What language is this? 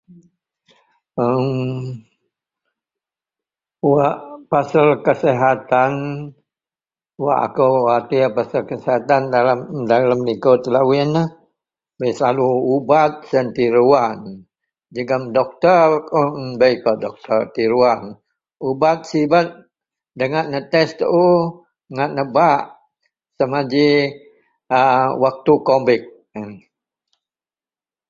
Central Melanau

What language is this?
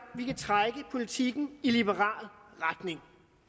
Danish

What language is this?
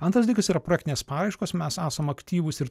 Lithuanian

